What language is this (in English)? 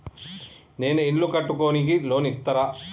Telugu